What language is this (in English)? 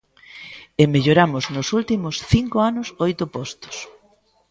Galician